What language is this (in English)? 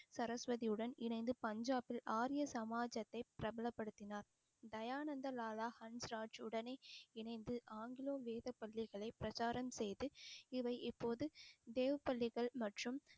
Tamil